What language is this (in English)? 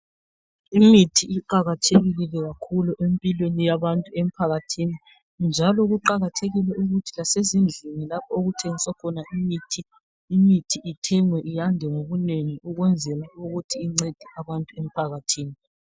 North Ndebele